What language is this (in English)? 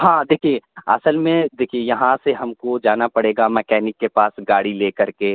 Urdu